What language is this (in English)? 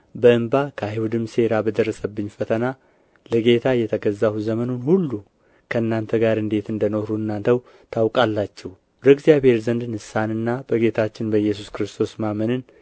Amharic